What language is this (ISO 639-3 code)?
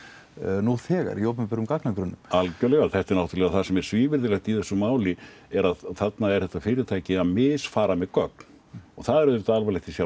isl